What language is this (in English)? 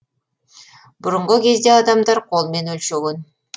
Kazakh